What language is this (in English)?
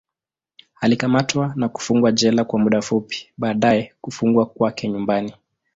Swahili